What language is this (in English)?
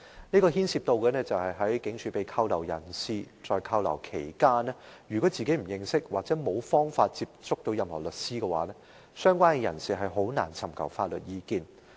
Cantonese